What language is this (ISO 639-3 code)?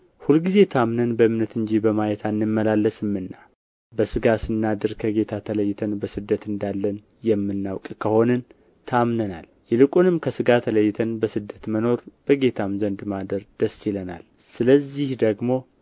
amh